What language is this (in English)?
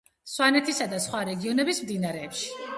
Georgian